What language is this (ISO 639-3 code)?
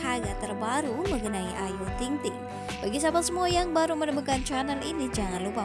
ind